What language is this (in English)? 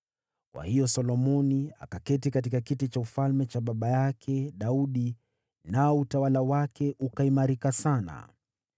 Swahili